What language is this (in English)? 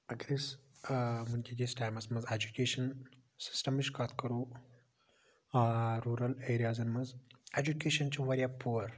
Kashmiri